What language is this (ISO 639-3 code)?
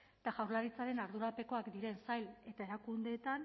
eus